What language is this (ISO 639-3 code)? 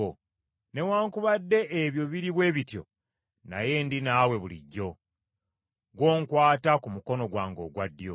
lug